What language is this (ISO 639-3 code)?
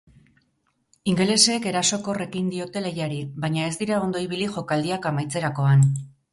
eus